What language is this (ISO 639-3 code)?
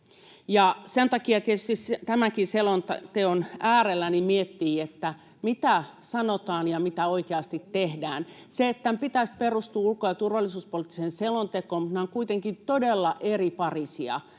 fin